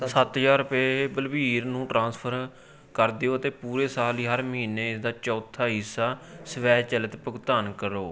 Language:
Punjabi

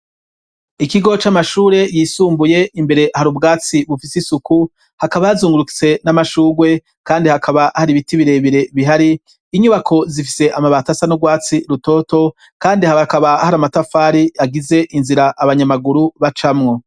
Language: Rundi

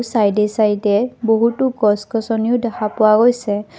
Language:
Assamese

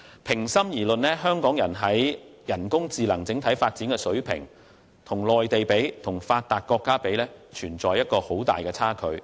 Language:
Cantonese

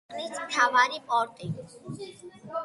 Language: Georgian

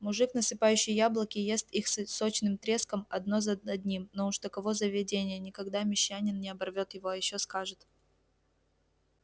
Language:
Russian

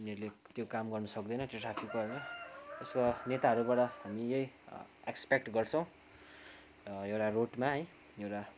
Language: Nepali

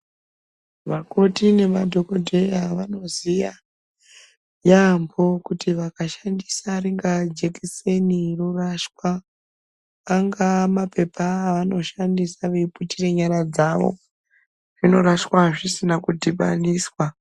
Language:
Ndau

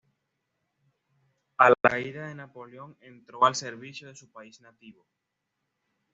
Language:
Spanish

